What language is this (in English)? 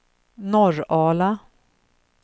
Swedish